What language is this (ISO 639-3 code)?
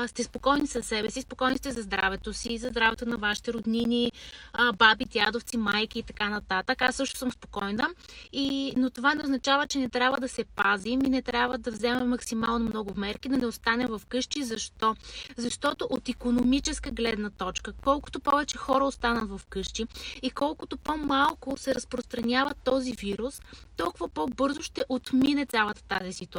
bul